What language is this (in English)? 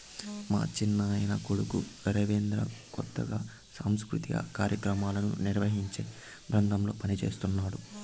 Telugu